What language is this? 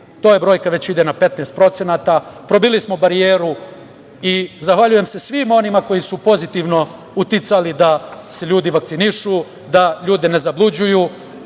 Serbian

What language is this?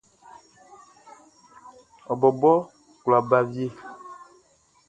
Baoulé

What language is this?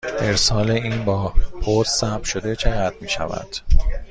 Persian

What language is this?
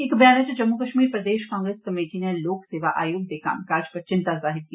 Dogri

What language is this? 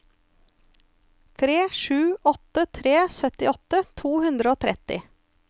Norwegian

